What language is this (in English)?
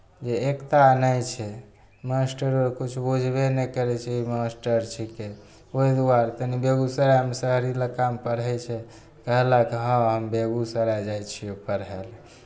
Maithili